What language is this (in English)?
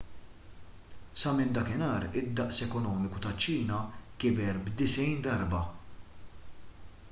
Maltese